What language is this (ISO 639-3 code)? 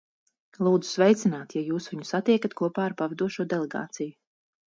lav